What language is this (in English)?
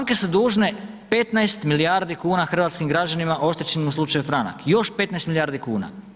Croatian